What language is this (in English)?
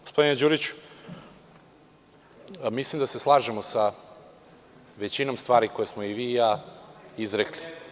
Serbian